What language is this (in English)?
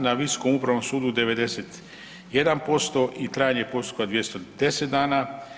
Croatian